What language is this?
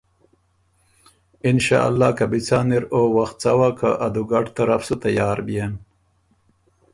Ormuri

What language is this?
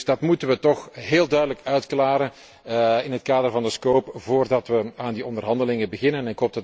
Dutch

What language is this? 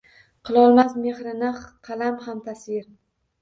Uzbek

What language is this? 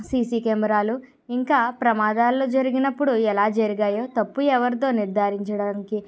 Telugu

